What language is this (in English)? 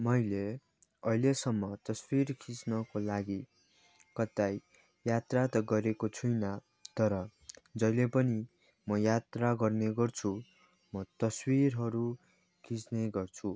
Nepali